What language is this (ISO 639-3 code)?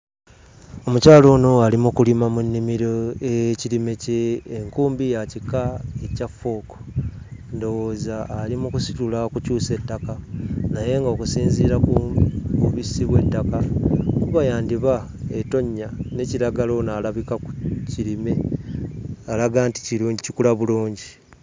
lug